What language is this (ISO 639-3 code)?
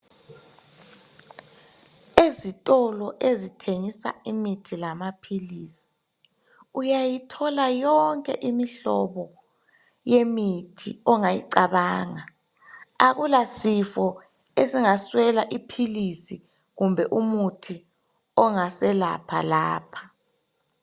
nde